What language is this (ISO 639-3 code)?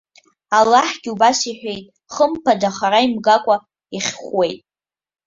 abk